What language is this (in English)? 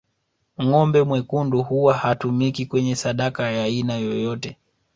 Swahili